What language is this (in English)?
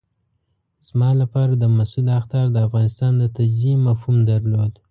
Pashto